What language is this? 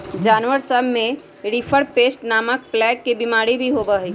Magahi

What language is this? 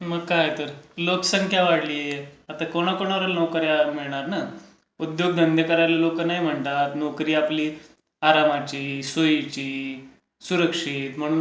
Marathi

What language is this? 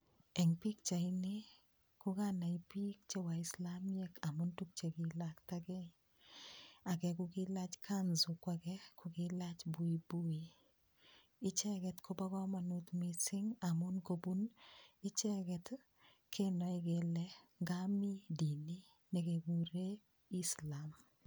Kalenjin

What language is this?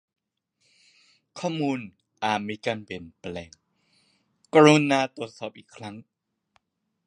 Thai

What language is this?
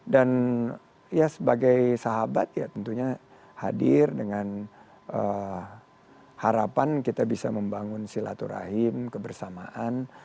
Indonesian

